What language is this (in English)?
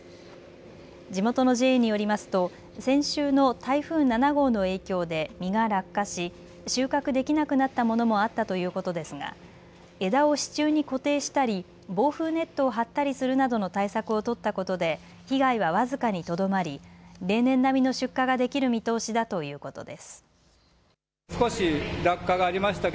Japanese